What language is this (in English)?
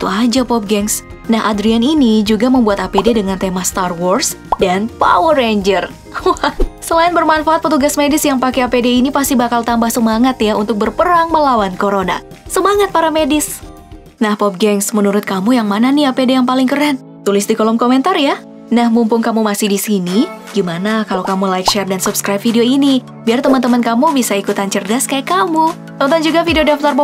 Indonesian